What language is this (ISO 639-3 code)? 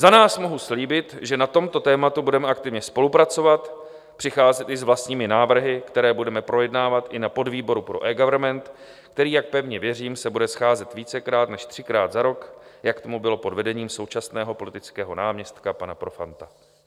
ces